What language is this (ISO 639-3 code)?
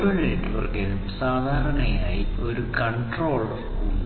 mal